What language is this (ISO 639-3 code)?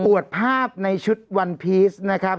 tha